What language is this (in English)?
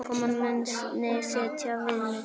Icelandic